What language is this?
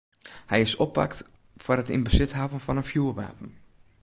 Western Frisian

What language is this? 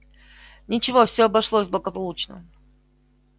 Russian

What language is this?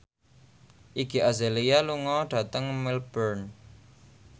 Javanese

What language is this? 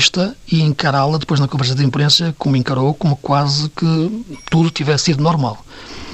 Portuguese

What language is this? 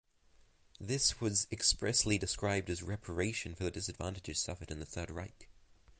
English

